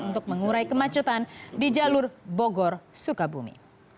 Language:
Indonesian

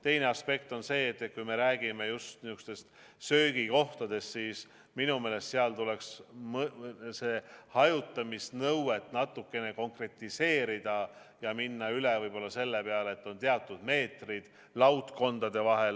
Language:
Estonian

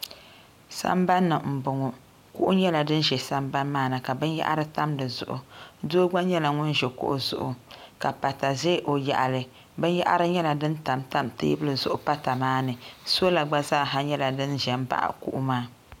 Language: Dagbani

